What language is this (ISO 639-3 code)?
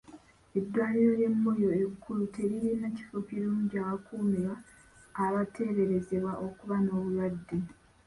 lug